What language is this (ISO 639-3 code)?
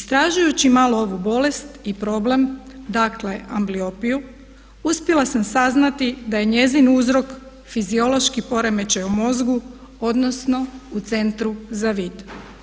hrv